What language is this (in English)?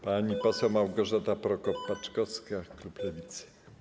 Polish